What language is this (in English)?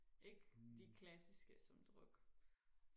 Danish